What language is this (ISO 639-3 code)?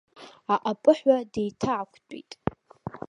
abk